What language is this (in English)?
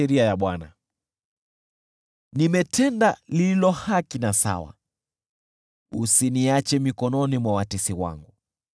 Swahili